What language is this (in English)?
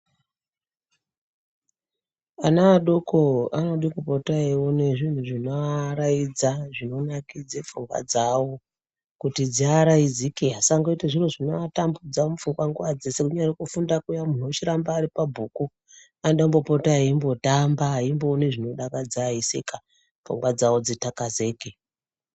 Ndau